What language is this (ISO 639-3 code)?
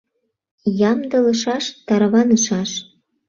chm